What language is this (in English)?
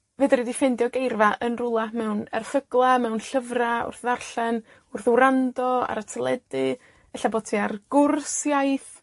Welsh